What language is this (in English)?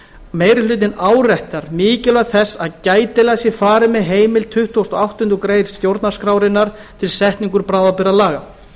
Icelandic